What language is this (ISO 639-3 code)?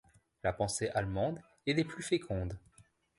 fra